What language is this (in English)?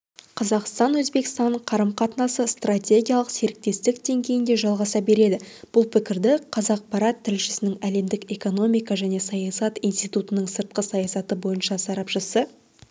Kazakh